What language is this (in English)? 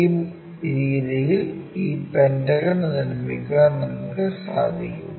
Malayalam